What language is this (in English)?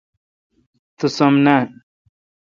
Kalkoti